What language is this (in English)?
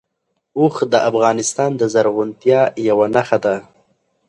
Pashto